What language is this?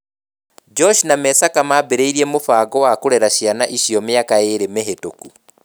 Kikuyu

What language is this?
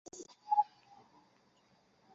Chinese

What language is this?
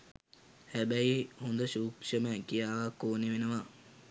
Sinhala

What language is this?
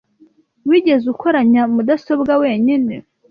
Kinyarwanda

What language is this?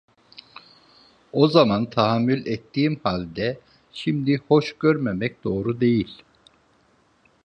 Turkish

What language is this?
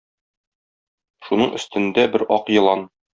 Tatar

